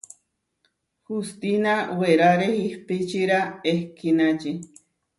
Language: Huarijio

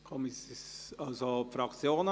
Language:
Swiss German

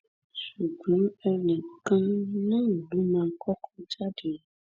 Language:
Yoruba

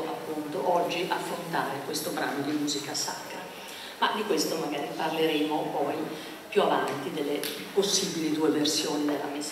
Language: Italian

